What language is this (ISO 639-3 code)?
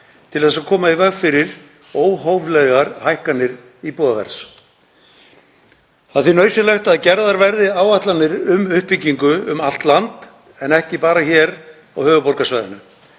isl